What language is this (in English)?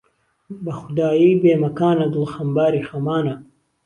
Central Kurdish